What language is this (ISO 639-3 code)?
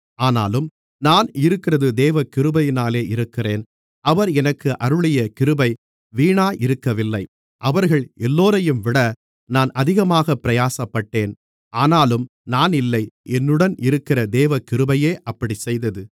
tam